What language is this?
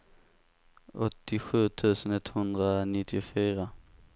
Swedish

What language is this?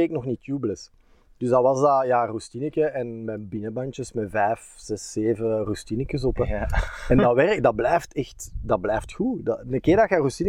Dutch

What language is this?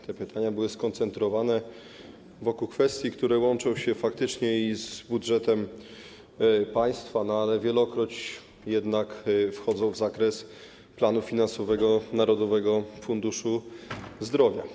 Polish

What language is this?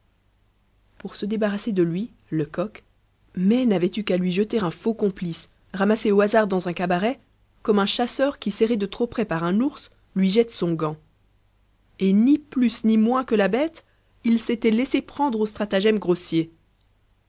French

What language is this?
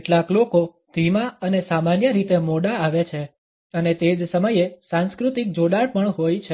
Gujarati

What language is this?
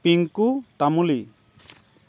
Assamese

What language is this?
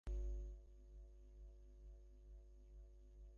Bangla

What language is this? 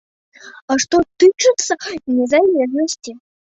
Belarusian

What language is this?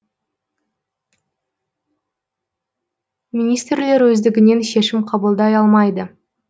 Kazakh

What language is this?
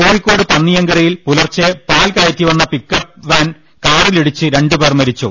Malayalam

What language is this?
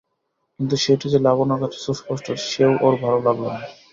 Bangla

